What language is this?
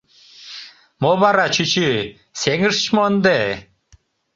Mari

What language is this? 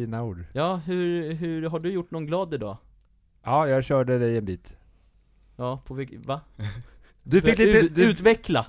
Swedish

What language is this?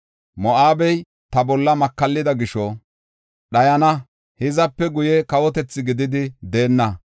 Gofa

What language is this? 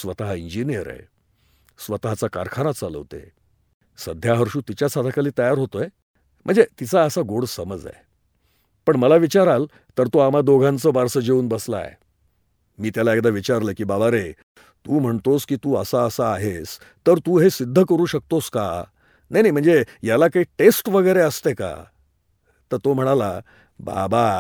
Hindi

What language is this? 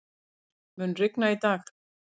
Icelandic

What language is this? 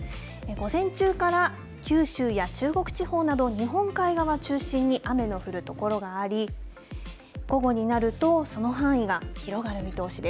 Japanese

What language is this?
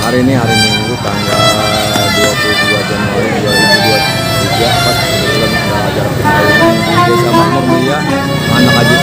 Indonesian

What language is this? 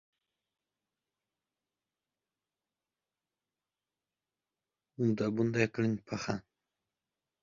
Uzbek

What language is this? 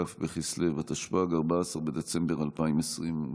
Hebrew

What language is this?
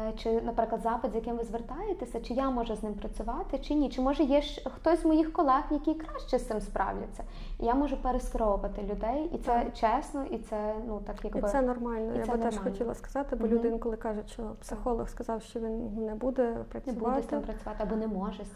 Ukrainian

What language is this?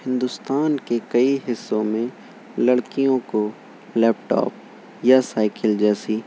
Urdu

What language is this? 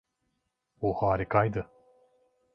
Turkish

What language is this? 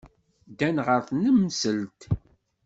Kabyle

